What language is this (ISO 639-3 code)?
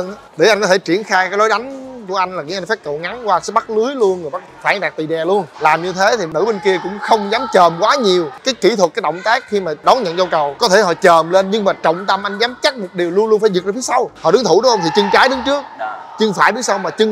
vie